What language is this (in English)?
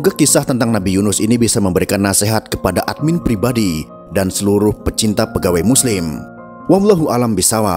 Indonesian